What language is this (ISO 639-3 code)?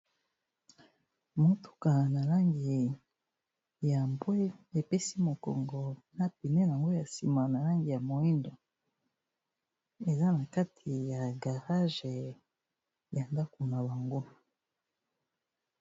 lin